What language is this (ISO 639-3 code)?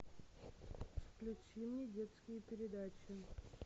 rus